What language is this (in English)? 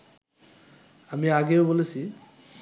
Bangla